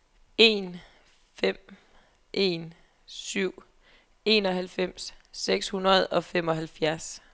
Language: Danish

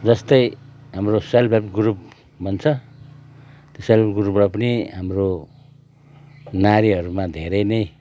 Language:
Nepali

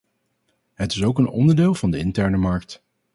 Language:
Dutch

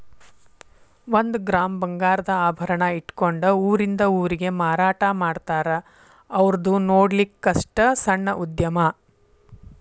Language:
Kannada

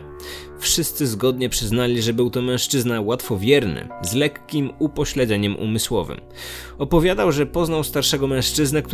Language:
Polish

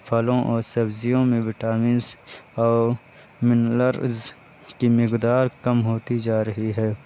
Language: Urdu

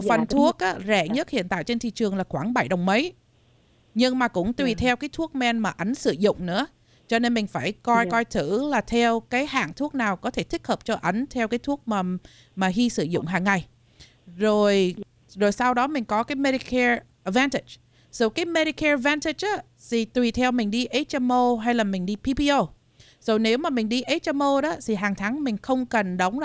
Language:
Vietnamese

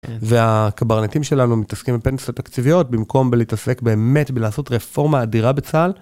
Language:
Hebrew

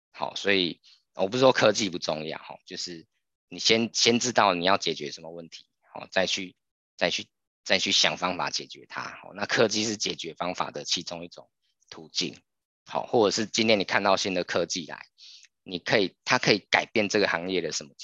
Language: Chinese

